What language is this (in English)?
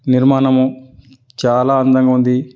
Telugu